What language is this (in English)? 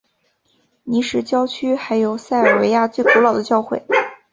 Chinese